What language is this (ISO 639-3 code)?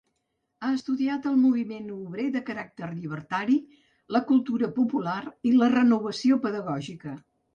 cat